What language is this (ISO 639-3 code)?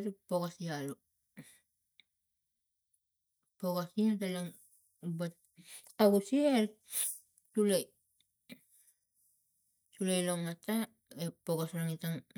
tgc